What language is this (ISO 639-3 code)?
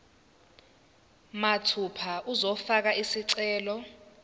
zul